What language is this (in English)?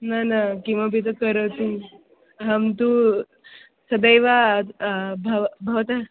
Sanskrit